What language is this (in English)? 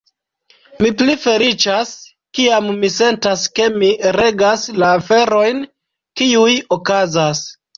Esperanto